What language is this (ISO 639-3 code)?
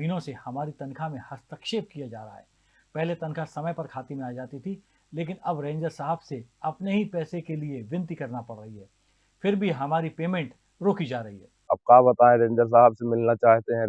hin